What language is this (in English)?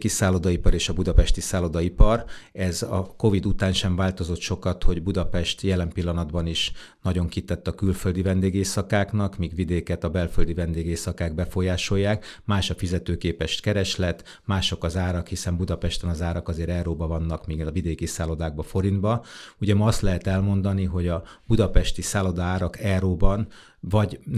Hungarian